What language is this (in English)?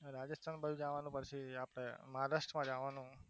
Gujarati